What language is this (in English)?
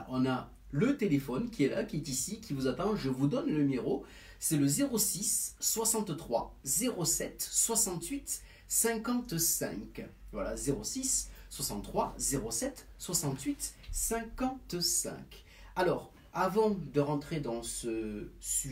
French